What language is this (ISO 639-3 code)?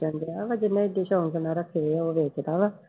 pan